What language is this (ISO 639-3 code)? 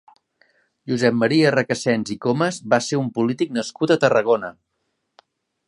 cat